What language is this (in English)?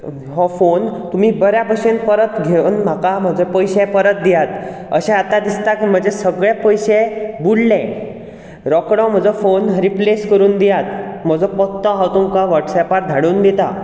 Konkani